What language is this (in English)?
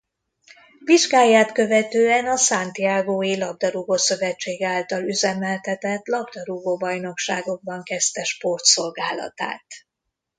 Hungarian